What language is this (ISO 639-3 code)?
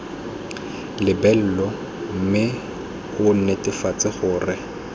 tsn